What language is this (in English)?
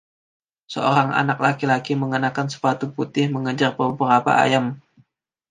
Indonesian